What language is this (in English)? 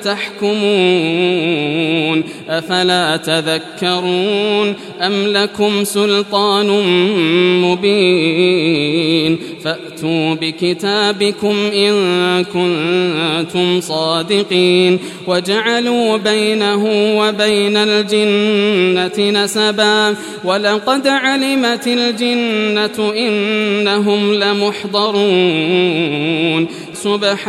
Arabic